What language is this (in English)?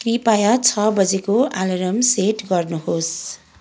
Nepali